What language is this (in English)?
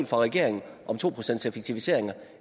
Danish